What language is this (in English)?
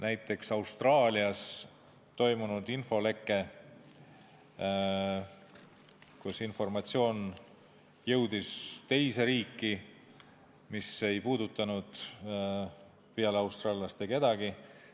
Estonian